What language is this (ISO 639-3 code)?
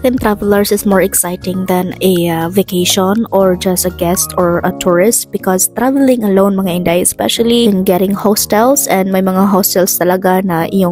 fil